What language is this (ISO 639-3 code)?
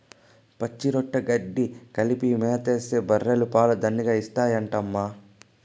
tel